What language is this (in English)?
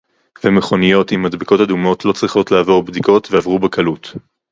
Hebrew